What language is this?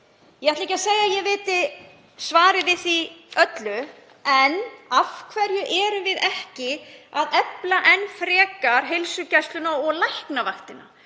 Icelandic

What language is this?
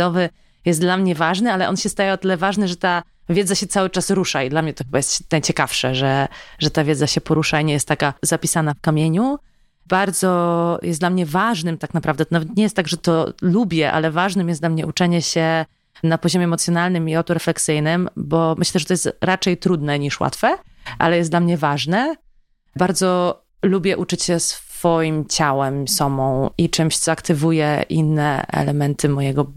Polish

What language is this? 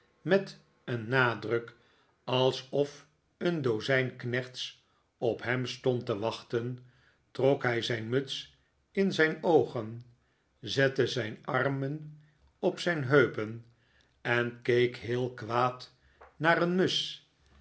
Dutch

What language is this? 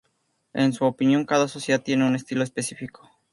Spanish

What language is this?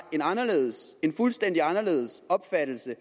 Danish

